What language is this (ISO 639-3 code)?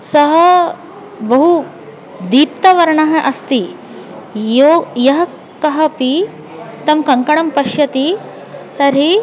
san